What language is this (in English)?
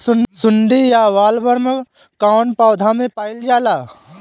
Bhojpuri